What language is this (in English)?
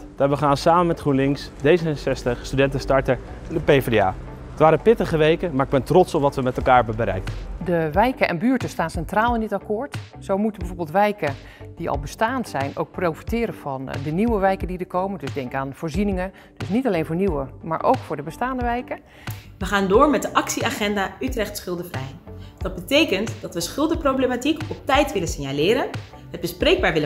Dutch